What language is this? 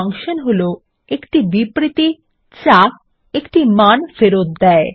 Bangla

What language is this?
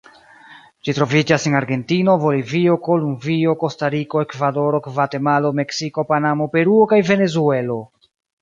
Esperanto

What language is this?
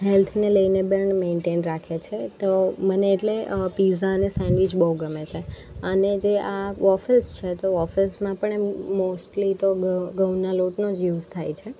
Gujarati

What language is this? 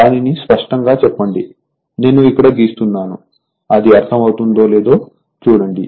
Telugu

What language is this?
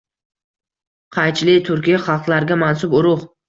Uzbek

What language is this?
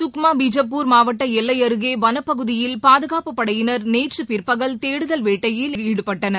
Tamil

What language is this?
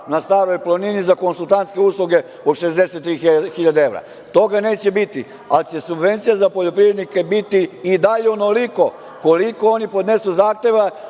Serbian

